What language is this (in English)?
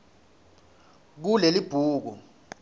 Swati